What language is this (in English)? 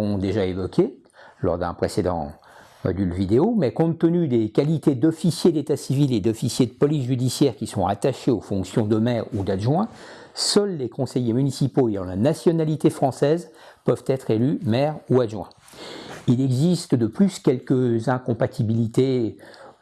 French